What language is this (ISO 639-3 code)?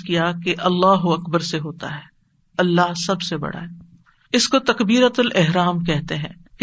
urd